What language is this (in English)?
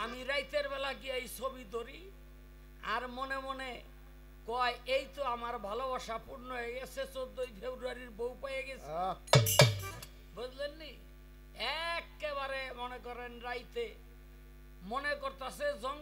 Arabic